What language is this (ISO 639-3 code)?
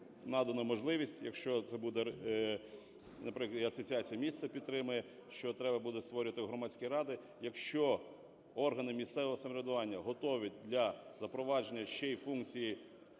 ukr